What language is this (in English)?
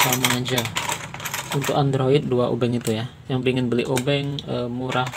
Indonesian